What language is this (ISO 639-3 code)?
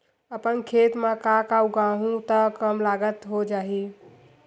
hne